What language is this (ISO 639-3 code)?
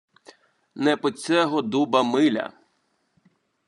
ukr